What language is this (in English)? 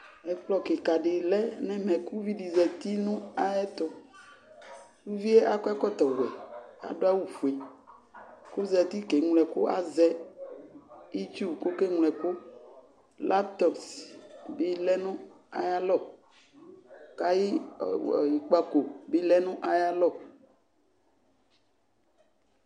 Ikposo